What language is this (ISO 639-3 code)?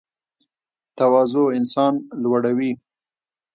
pus